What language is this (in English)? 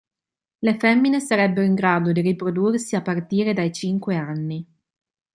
Italian